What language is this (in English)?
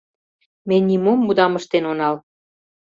Mari